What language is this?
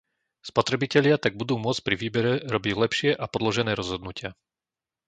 Slovak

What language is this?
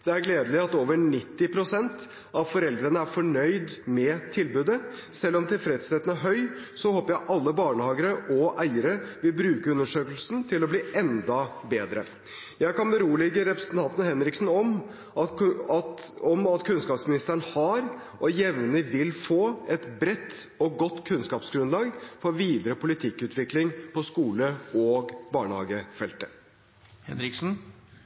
Norwegian Bokmål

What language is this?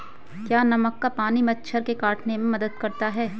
Hindi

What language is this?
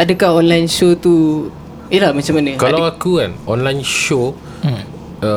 Malay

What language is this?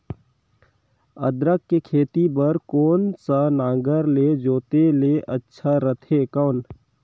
Chhattisgarhi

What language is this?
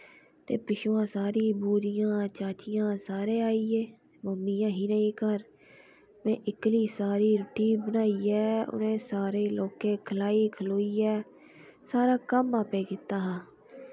Dogri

